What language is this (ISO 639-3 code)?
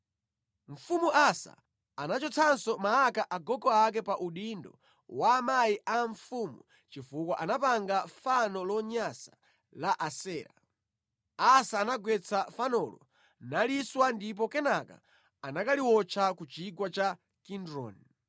nya